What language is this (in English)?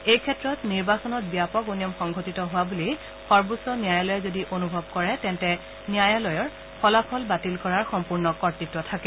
Assamese